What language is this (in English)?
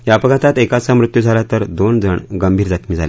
Marathi